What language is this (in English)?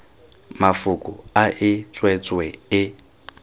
Tswana